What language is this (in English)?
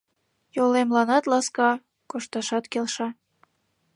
Mari